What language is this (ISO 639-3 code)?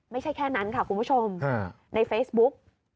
tha